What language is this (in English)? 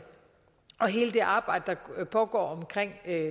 Danish